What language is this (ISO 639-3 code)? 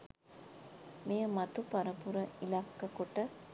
sin